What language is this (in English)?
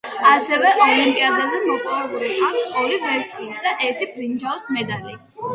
Georgian